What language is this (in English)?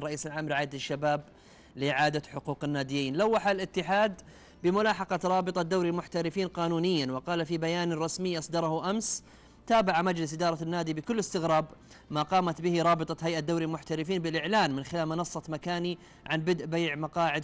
Arabic